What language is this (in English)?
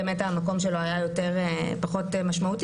Hebrew